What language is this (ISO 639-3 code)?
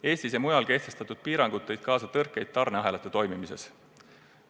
est